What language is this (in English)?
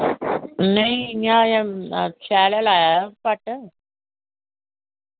Dogri